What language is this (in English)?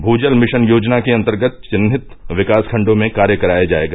Hindi